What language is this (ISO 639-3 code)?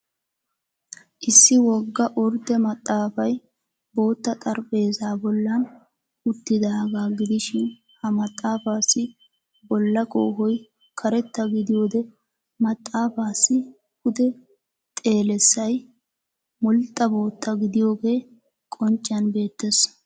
wal